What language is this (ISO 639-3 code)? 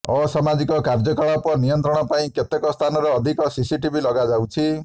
ori